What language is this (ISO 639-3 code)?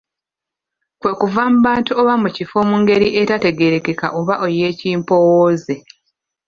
lug